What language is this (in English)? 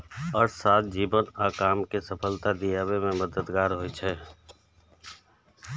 Maithili